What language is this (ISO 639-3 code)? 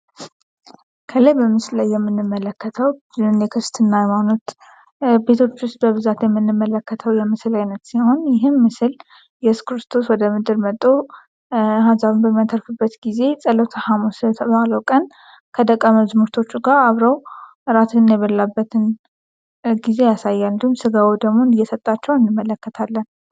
amh